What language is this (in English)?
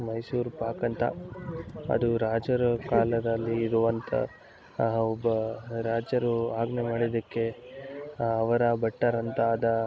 Kannada